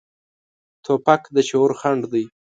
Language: Pashto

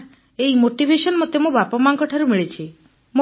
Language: Odia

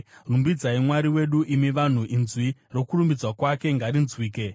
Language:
Shona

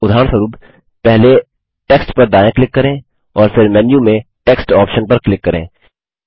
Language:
Hindi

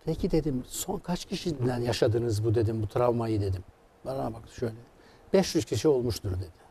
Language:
Turkish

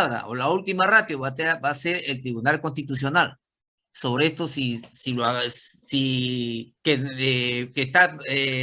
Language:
Spanish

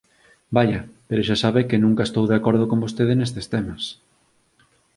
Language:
Galician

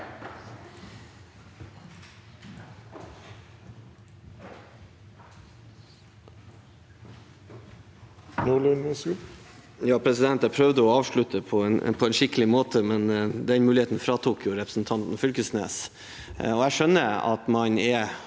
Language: Norwegian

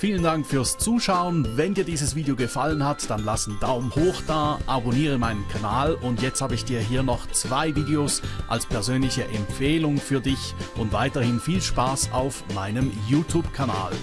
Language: German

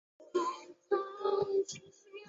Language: Chinese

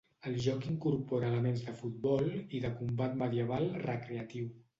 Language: Catalan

